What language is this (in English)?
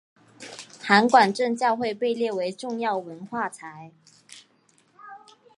Chinese